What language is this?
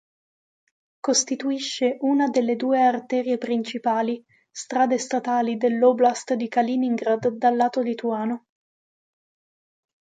Italian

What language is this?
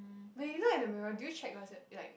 English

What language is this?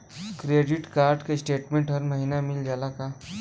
Bhojpuri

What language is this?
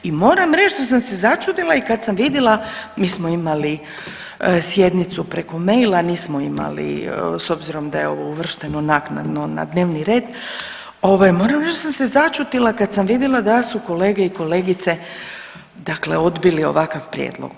Croatian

